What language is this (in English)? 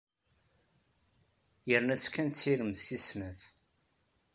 Kabyle